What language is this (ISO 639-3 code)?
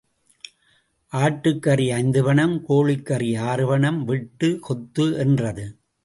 tam